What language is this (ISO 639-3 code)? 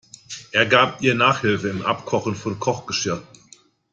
deu